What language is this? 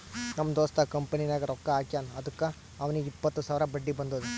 Kannada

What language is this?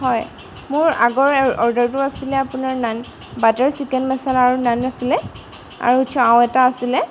Assamese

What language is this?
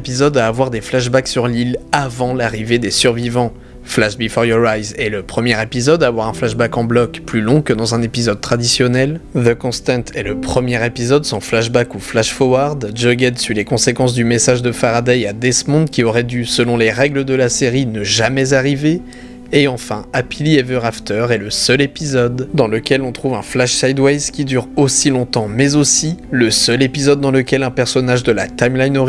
French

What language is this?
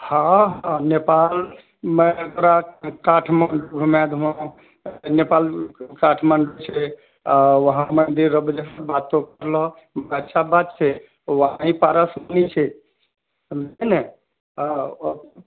Maithili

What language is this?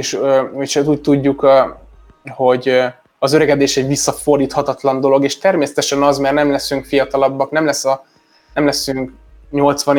Hungarian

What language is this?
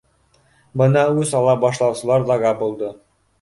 Bashkir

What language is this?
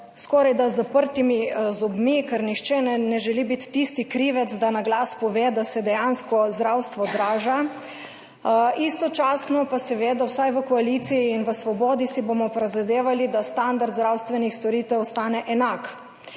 Slovenian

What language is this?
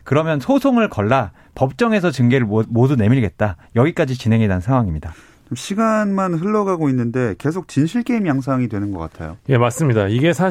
Korean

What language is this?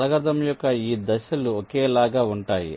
Telugu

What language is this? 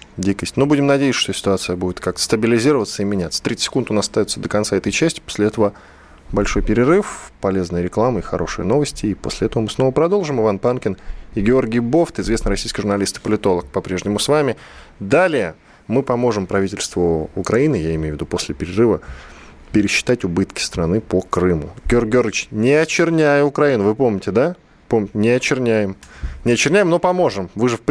Russian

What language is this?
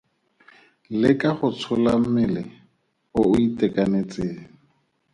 Tswana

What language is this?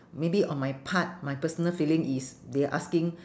English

